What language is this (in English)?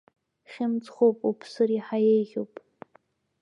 Abkhazian